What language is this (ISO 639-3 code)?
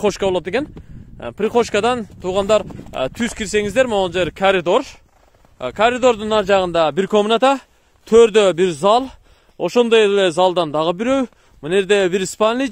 tur